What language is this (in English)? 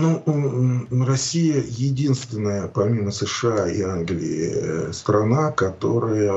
Russian